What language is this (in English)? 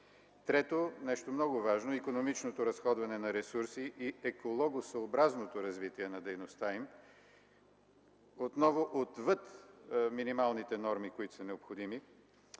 Bulgarian